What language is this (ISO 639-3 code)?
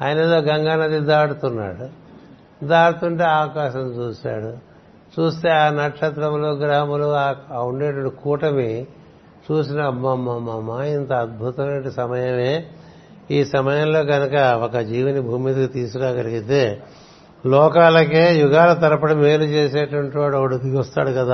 tel